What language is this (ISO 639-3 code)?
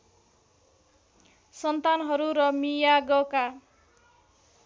nep